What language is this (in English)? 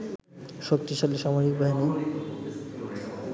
Bangla